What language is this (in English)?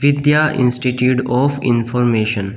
Hindi